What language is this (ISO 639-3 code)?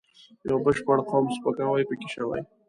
pus